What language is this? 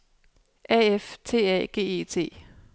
Danish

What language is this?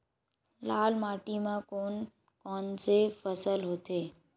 Chhattisgarhi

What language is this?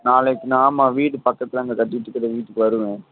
Tamil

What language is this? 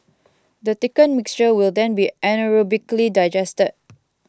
English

